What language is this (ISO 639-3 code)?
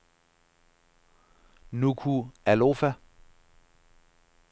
dan